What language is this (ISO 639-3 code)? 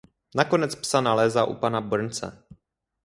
ces